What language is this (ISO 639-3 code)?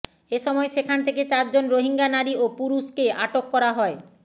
ben